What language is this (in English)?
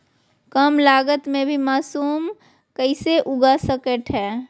Magahi